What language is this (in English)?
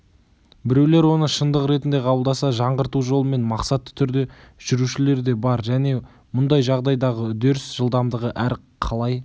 Kazakh